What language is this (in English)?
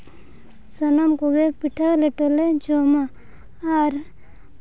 Santali